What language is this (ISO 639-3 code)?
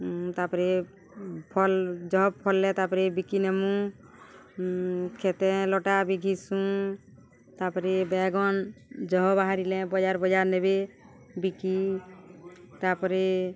ori